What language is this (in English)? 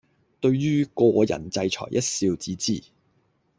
Cantonese